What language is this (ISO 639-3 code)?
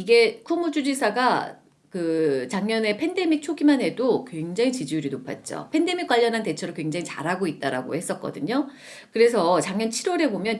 kor